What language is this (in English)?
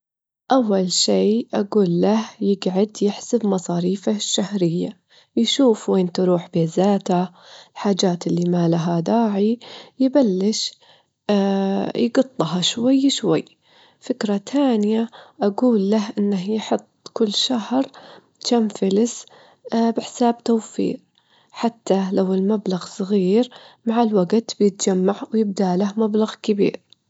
Gulf Arabic